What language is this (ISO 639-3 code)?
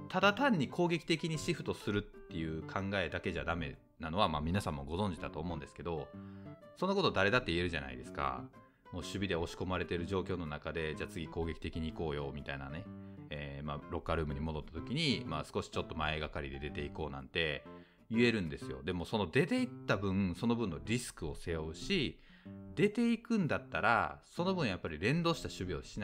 jpn